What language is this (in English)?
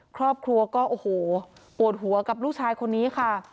Thai